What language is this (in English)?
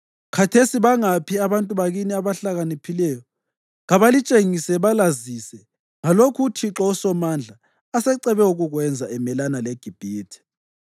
North Ndebele